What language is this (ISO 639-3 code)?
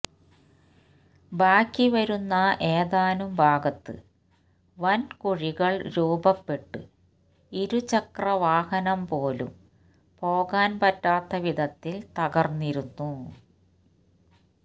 mal